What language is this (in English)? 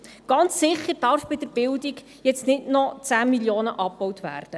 Swiss German